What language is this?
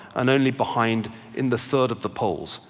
English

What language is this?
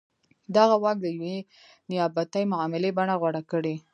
Pashto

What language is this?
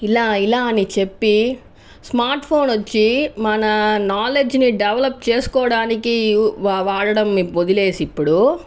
Telugu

